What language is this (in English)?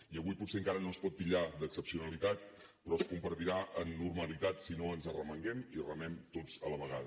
Catalan